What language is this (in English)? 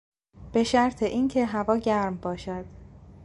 Persian